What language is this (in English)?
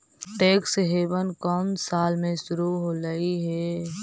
Magahi